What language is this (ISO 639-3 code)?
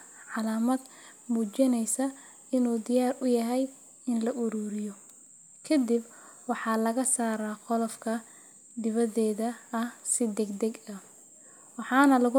som